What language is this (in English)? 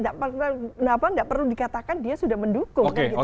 Indonesian